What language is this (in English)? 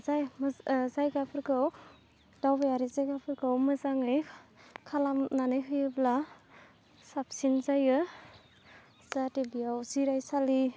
Bodo